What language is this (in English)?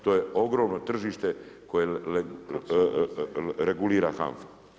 Croatian